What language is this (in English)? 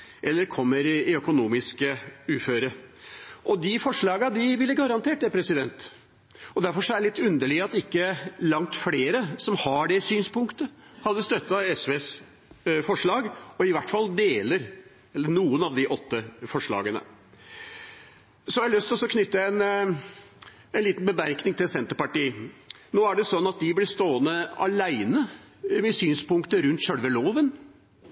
Norwegian Bokmål